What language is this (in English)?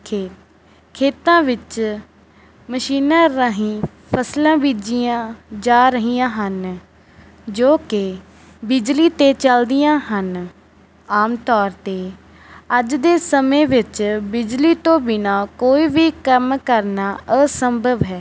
Punjabi